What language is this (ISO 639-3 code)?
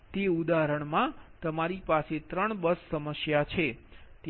guj